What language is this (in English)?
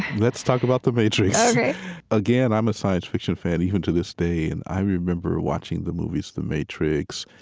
English